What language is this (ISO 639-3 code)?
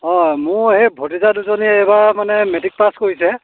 asm